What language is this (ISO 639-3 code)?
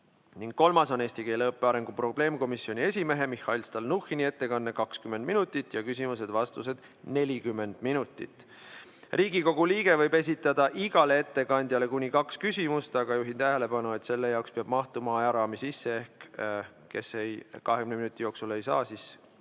est